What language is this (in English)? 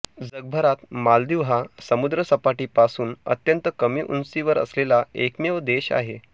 Marathi